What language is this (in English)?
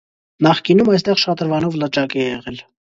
Armenian